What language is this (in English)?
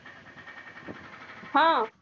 Marathi